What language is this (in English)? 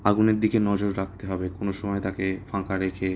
Bangla